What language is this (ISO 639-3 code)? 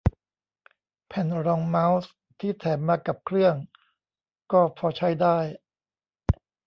tha